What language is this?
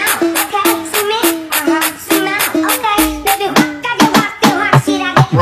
Indonesian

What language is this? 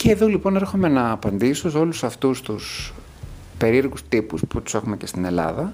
Greek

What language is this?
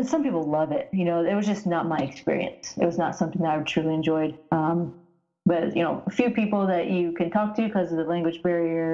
English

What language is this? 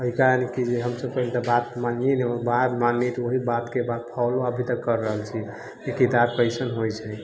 Maithili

